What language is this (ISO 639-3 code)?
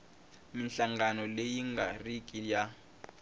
tso